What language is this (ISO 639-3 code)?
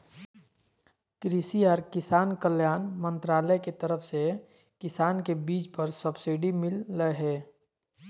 mag